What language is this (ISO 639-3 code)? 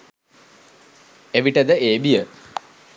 sin